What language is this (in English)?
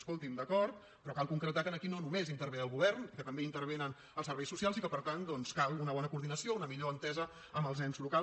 Catalan